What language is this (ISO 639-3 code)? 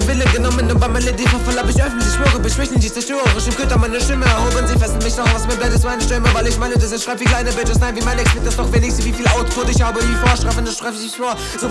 nld